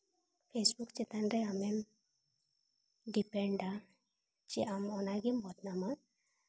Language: Santali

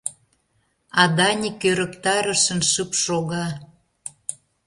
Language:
Mari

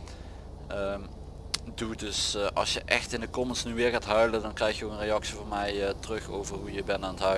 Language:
Dutch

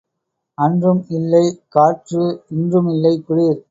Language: Tamil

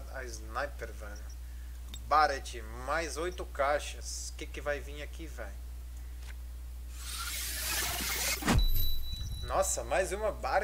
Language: Portuguese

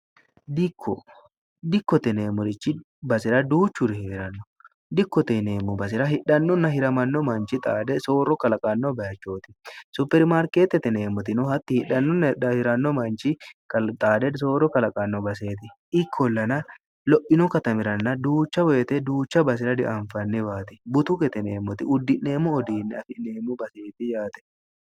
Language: Sidamo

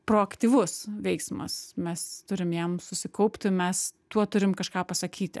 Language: Lithuanian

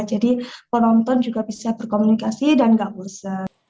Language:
Indonesian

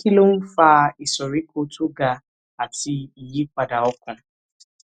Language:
Yoruba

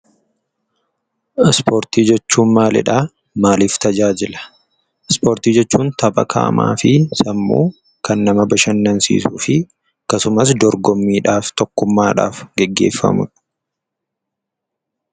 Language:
Oromo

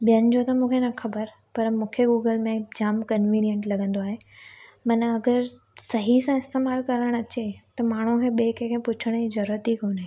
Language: Sindhi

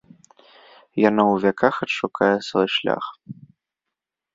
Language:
Belarusian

